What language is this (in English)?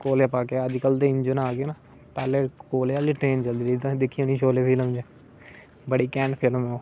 Dogri